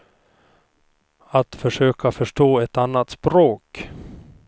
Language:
Swedish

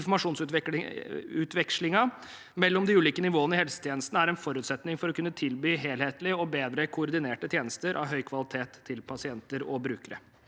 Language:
Norwegian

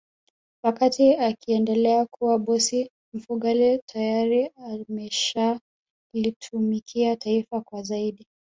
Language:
Swahili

